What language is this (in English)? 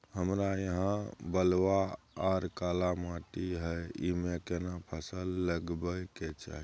Maithili